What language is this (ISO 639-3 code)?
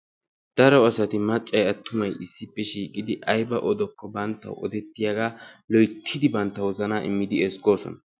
wal